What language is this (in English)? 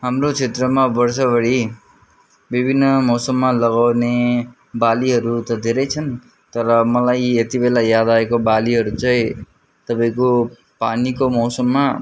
Nepali